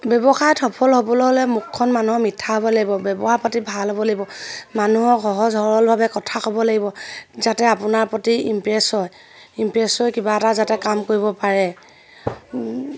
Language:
Assamese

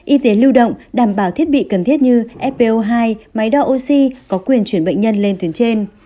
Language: Vietnamese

